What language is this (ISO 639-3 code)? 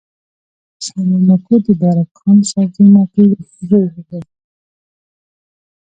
pus